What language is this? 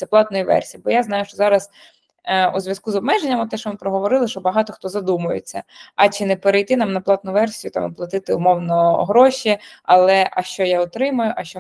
Ukrainian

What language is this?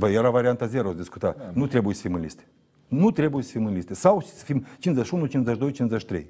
Romanian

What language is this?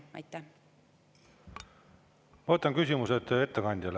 Estonian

